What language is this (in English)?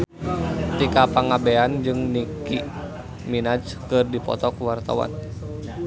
Sundanese